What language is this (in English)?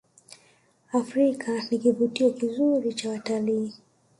Swahili